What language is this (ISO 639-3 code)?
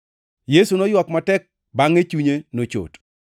luo